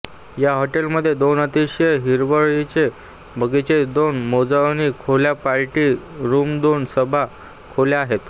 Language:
Marathi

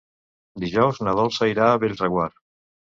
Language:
Catalan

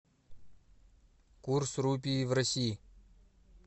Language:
Russian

